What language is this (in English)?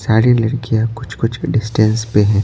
Hindi